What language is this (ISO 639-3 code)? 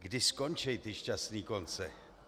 ces